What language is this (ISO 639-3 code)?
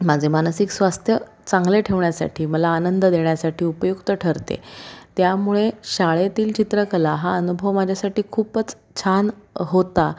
mar